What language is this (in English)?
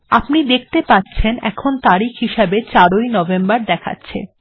Bangla